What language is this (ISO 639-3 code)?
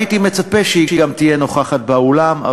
heb